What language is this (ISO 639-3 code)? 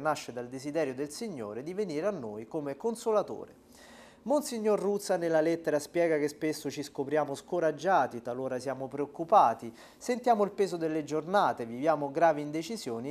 ita